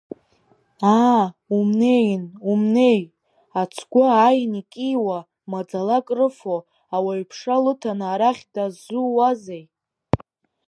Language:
Abkhazian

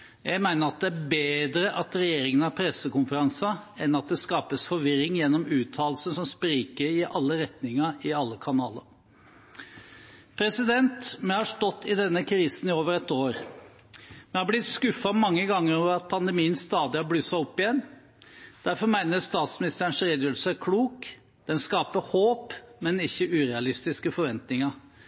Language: Norwegian Bokmål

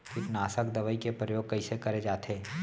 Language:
Chhattisgarhi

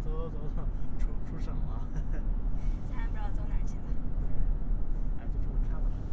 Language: Chinese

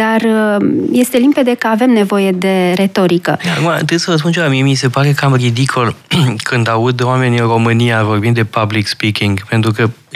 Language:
Romanian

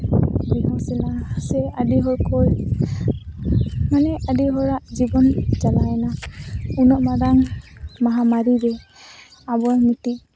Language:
Santali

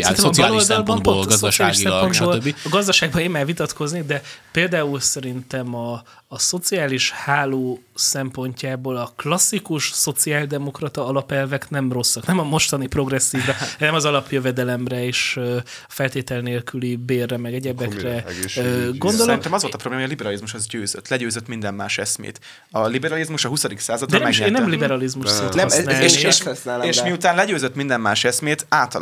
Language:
Hungarian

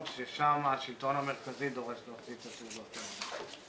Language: Hebrew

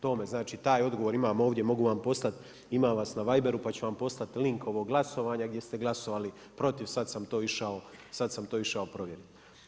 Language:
Croatian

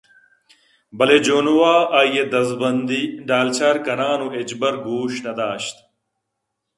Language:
Eastern Balochi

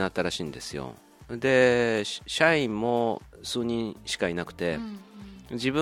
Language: Japanese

